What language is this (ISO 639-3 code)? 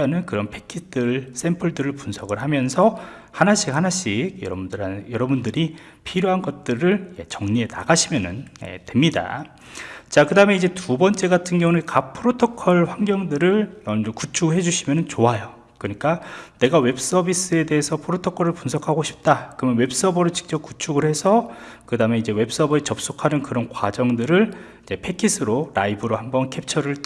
kor